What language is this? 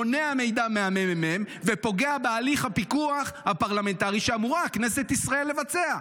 Hebrew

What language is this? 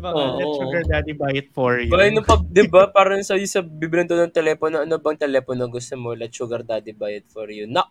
Filipino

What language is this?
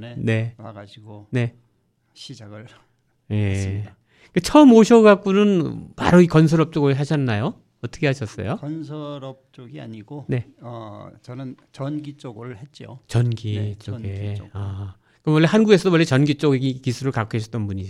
Korean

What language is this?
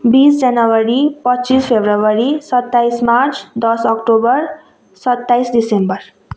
Nepali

